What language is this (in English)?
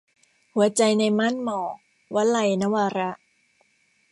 Thai